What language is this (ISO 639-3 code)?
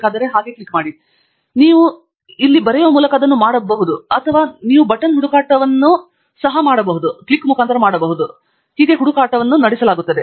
kan